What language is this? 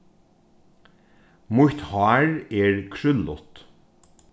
Faroese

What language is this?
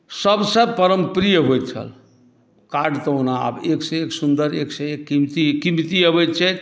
Maithili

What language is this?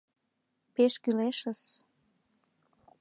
Mari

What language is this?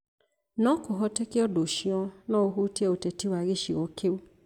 Kikuyu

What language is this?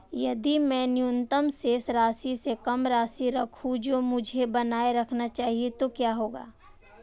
Hindi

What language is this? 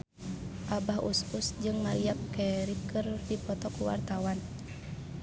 Sundanese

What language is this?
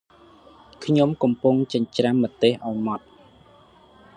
Khmer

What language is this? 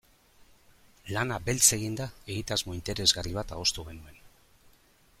Basque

